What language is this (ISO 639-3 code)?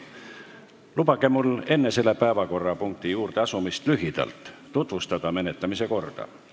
est